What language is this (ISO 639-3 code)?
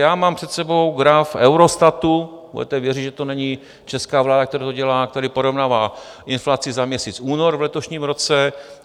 ces